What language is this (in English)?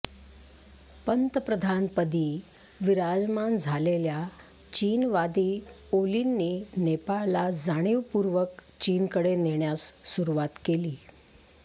Marathi